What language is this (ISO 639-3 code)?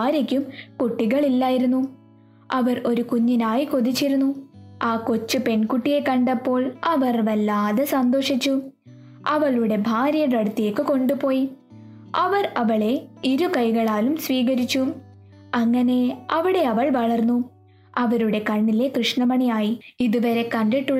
mal